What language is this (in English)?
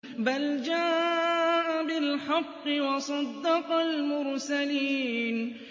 Arabic